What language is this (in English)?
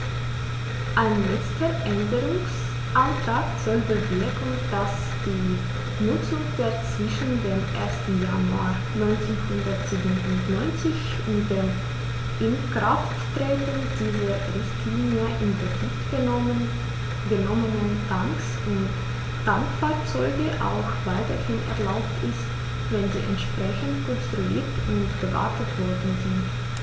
German